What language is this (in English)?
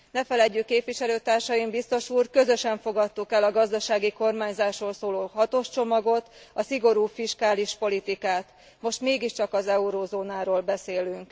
Hungarian